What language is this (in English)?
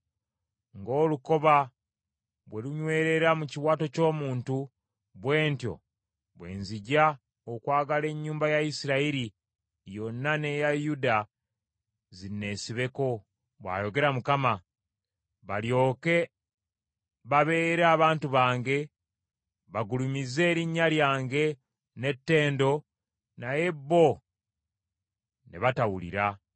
Ganda